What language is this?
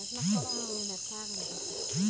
Telugu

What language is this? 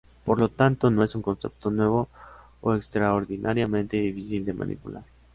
Spanish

